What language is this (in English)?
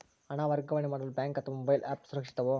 Kannada